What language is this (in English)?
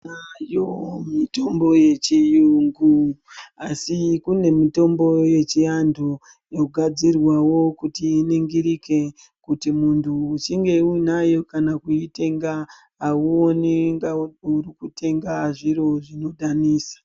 Ndau